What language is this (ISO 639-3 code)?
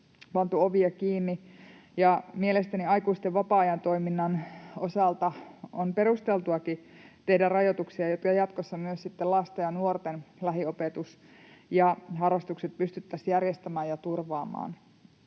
fin